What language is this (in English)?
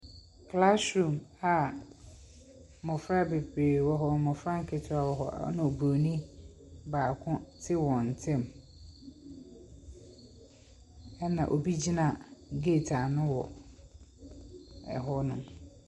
Akan